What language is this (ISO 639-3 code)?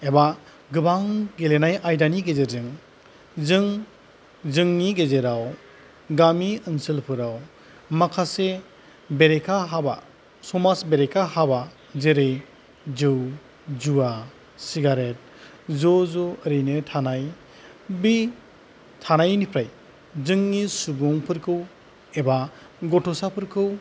brx